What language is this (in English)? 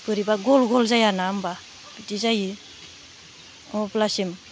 Bodo